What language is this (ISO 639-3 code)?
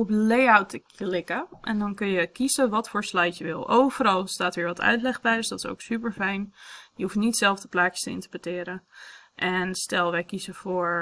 nld